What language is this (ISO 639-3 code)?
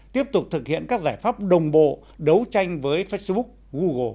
vie